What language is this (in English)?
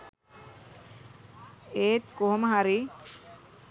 Sinhala